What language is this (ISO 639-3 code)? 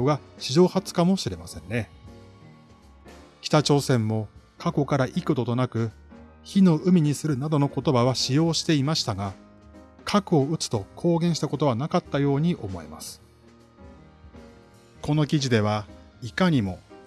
jpn